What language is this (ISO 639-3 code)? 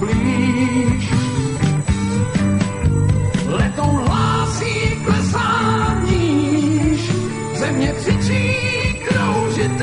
ces